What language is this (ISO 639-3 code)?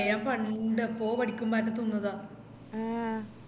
mal